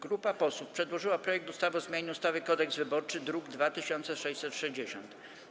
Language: Polish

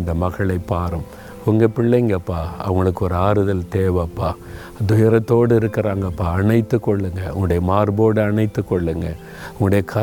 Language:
Tamil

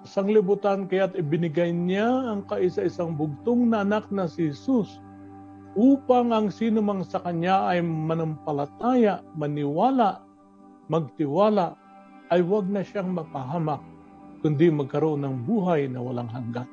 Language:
Filipino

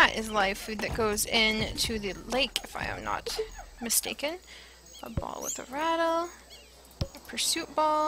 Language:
English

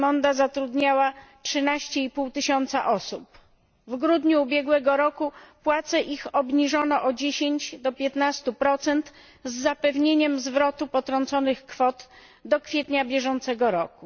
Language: Polish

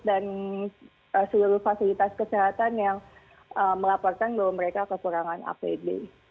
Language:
Indonesian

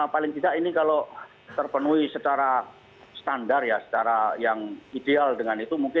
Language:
Indonesian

